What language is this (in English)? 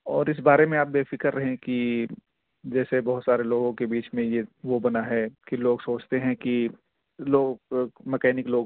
Urdu